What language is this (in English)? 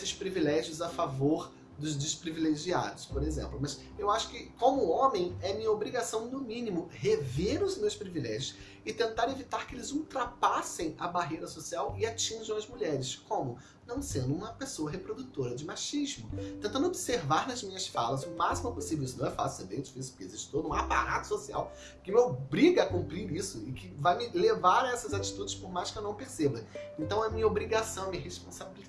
Portuguese